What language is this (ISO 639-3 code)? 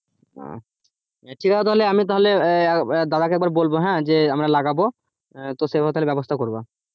ben